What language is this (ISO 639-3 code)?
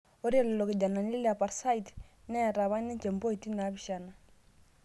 mas